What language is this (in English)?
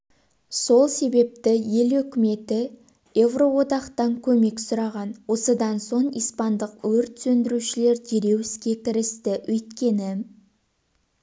Kazakh